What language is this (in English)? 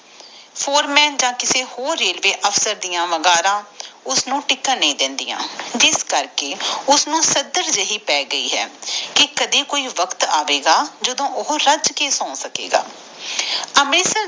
Punjabi